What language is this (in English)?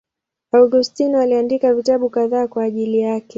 Swahili